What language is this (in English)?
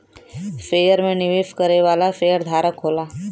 Bhojpuri